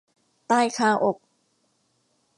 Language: Thai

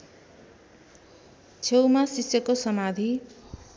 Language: Nepali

